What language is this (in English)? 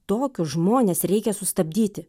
Lithuanian